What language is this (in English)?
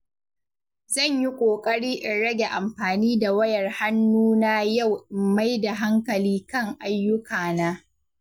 Hausa